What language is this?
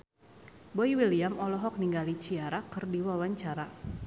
Sundanese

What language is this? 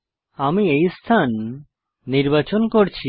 Bangla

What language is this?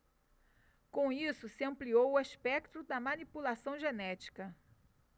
Portuguese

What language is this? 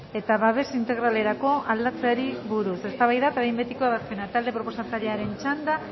Basque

